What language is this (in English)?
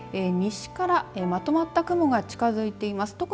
Japanese